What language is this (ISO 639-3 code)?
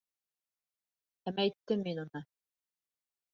bak